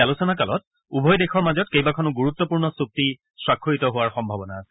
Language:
Assamese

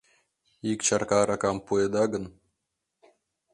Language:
Mari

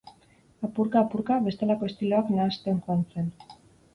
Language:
Basque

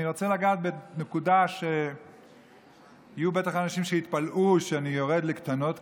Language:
Hebrew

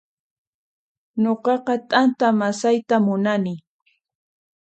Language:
Puno Quechua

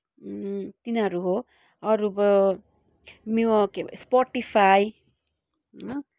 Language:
Nepali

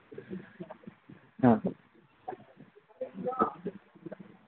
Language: Manipuri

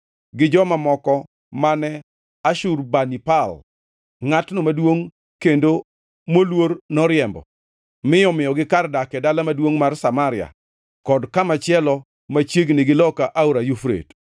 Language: Luo (Kenya and Tanzania)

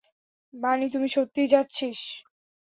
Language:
Bangla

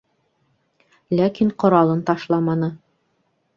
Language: Bashkir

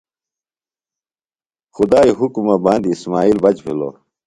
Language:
Phalura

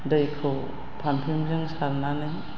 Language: Bodo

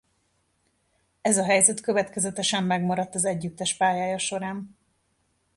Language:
Hungarian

